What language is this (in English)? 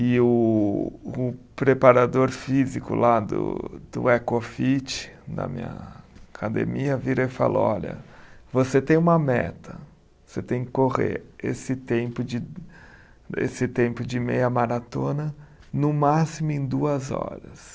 Portuguese